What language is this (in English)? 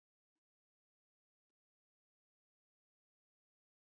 Georgian